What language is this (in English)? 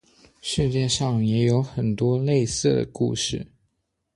Chinese